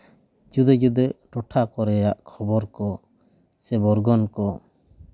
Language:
Santali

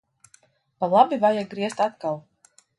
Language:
Latvian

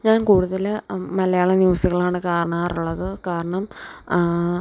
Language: Malayalam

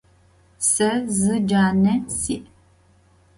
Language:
Adyghe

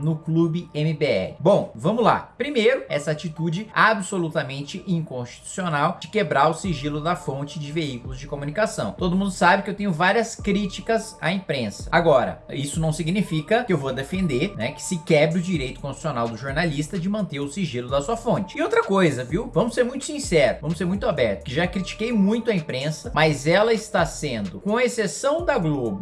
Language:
Portuguese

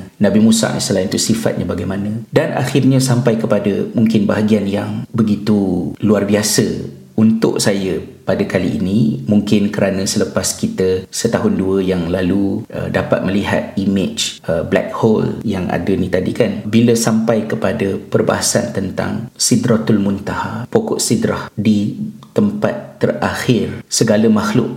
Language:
Malay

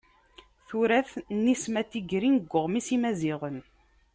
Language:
Kabyle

